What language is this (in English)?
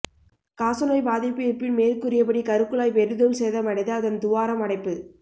Tamil